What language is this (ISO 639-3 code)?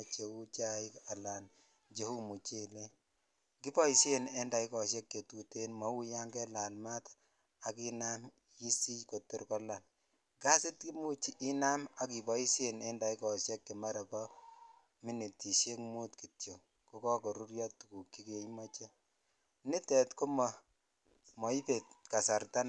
kln